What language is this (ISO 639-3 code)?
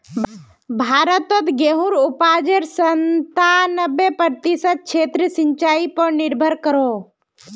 mag